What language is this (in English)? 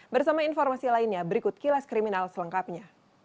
Indonesian